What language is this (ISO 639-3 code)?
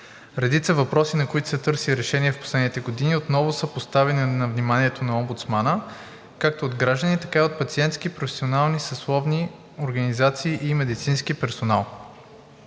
bul